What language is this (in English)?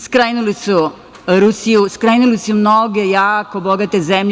Serbian